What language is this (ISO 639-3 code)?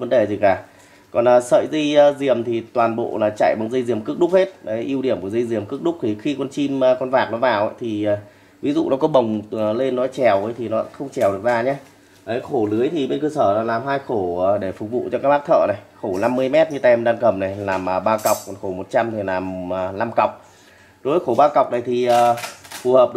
vie